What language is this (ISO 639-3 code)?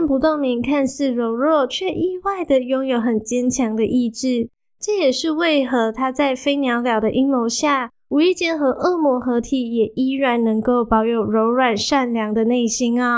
zho